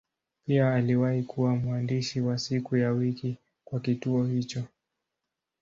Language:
Swahili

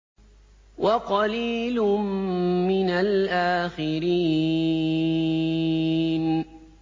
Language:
Arabic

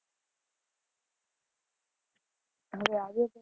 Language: Gujarati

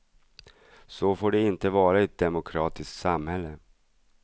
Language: Swedish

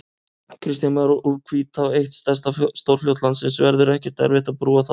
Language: Icelandic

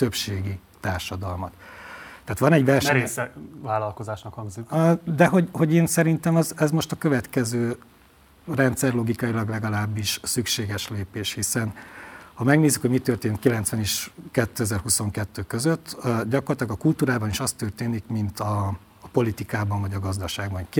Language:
Hungarian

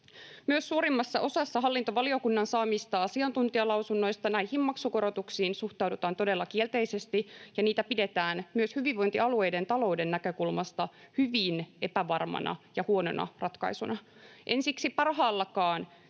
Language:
Finnish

